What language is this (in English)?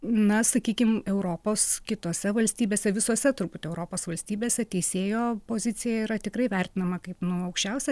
Lithuanian